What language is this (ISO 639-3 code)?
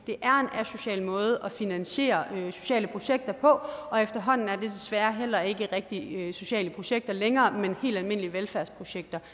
dan